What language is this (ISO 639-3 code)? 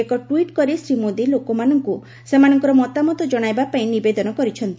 ori